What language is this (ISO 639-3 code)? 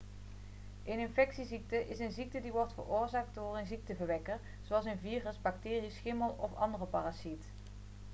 nld